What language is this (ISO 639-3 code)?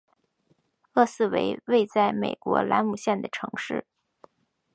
zho